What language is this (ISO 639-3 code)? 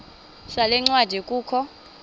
xho